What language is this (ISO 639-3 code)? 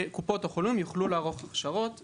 heb